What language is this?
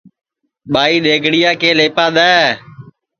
Sansi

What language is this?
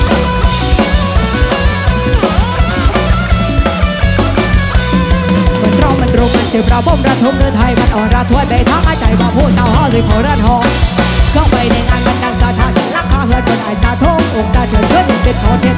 Thai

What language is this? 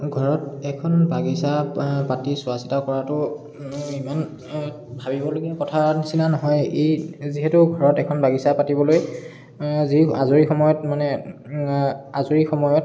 Assamese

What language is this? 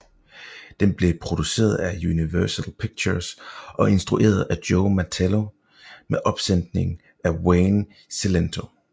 Danish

